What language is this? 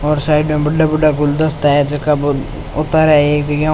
Rajasthani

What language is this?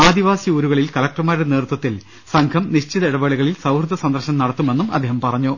Malayalam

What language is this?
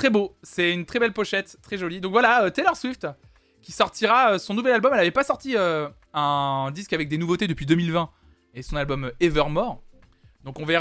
French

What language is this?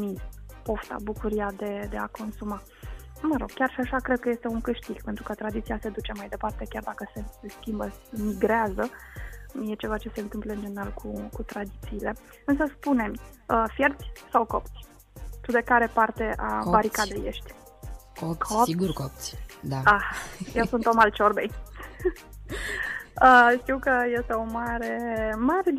Romanian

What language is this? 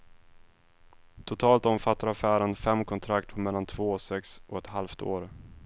Swedish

